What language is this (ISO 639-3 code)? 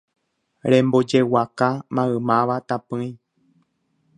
grn